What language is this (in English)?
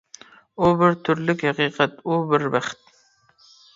Uyghur